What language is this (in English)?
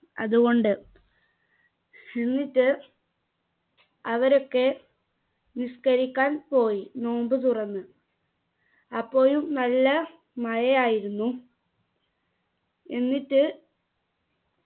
Malayalam